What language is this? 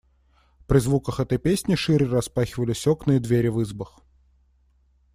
Russian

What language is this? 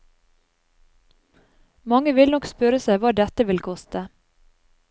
Norwegian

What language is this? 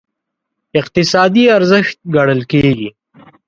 Pashto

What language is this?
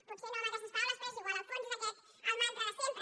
Catalan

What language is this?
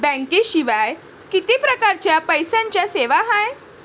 Marathi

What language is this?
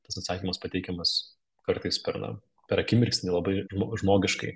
Lithuanian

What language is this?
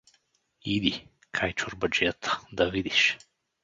Bulgarian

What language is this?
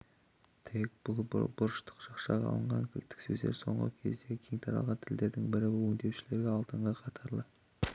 Kazakh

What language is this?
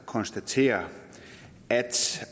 Danish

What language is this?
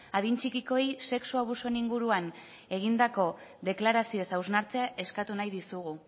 Basque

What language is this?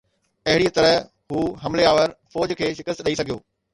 Sindhi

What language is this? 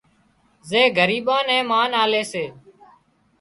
Wadiyara Koli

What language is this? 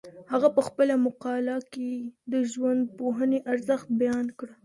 Pashto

